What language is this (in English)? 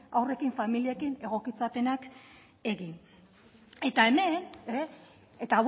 Basque